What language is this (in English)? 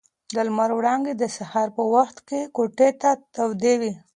Pashto